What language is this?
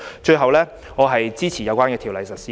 Cantonese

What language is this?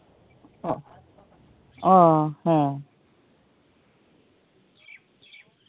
Santali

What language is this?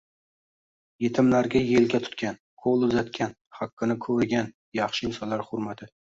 Uzbek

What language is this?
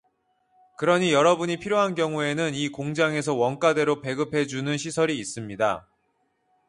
Korean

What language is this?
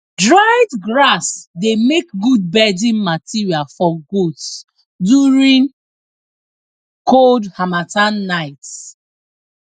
Nigerian Pidgin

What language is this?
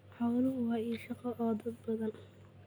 Somali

